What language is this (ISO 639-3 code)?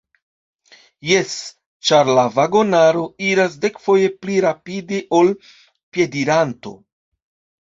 epo